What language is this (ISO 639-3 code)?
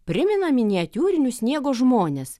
lit